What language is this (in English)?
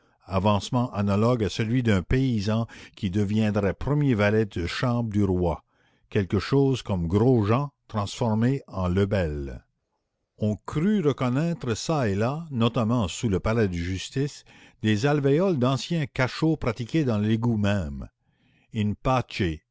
French